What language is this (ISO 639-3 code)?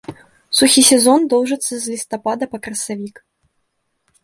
bel